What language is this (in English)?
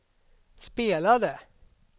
Swedish